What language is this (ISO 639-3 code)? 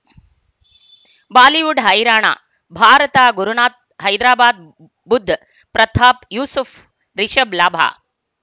kan